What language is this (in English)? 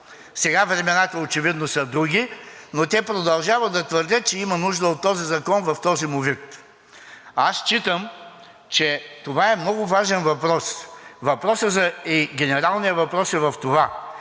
Bulgarian